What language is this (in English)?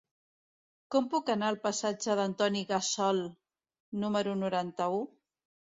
Catalan